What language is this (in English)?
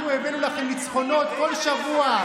Hebrew